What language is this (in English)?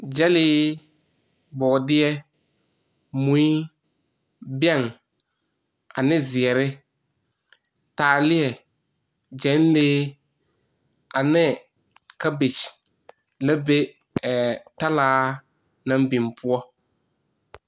Southern Dagaare